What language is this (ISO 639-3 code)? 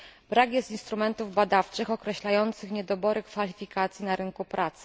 pol